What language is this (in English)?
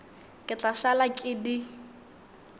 Northern Sotho